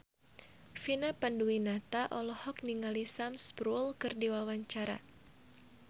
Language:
Sundanese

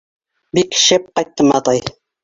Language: Bashkir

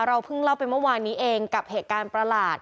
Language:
Thai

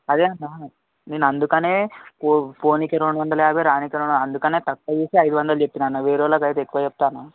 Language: Telugu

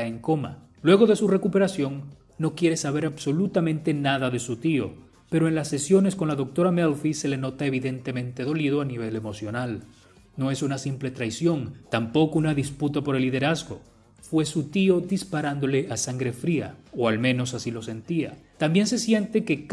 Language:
Spanish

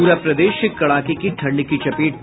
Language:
Hindi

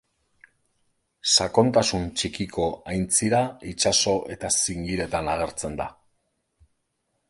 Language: Basque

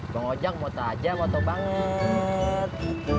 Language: Indonesian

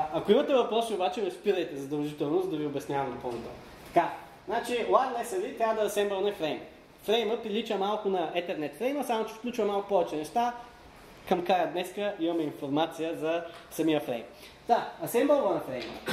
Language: Bulgarian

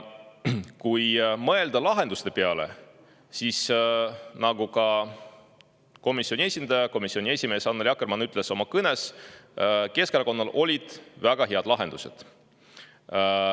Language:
Estonian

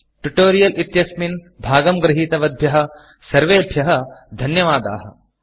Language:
Sanskrit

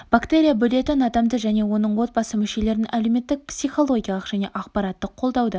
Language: Kazakh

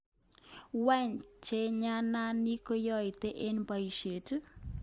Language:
Kalenjin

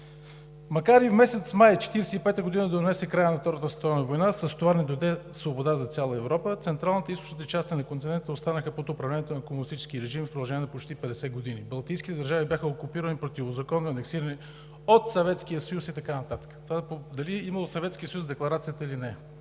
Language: Bulgarian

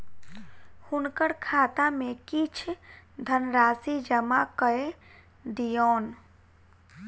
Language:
Maithili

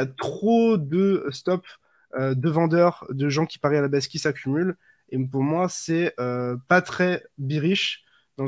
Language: French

